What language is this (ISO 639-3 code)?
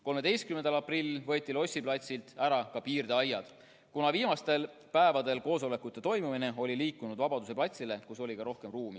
est